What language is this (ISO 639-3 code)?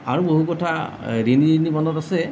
asm